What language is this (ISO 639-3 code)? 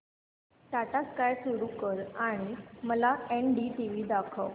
mar